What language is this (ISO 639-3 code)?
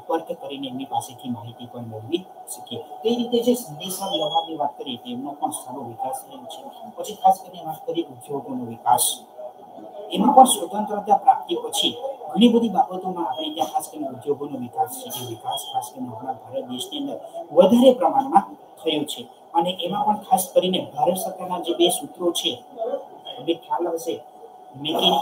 ita